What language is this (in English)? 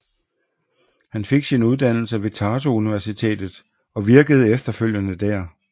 Danish